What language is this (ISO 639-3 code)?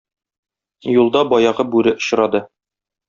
tat